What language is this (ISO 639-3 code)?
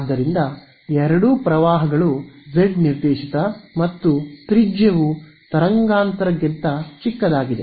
kan